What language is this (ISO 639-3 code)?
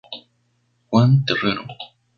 spa